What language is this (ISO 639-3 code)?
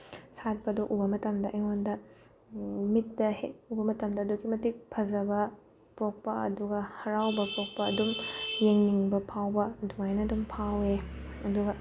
mni